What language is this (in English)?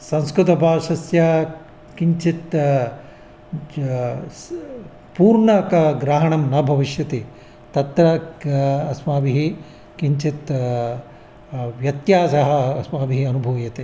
Sanskrit